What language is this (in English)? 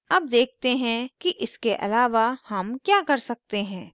Hindi